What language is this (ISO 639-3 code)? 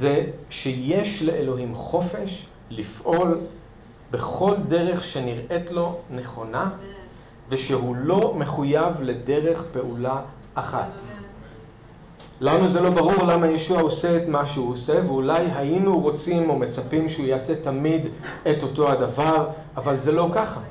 heb